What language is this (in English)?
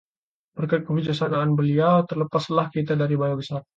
Indonesian